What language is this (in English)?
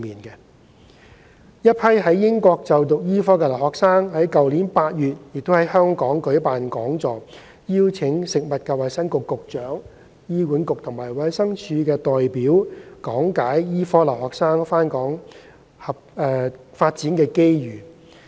Cantonese